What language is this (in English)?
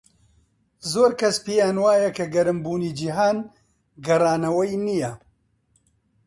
Central Kurdish